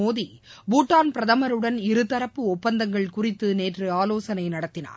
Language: Tamil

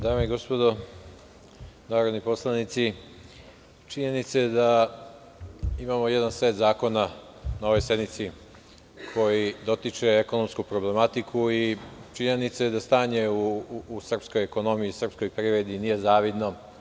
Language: Serbian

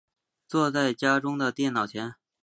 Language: Chinese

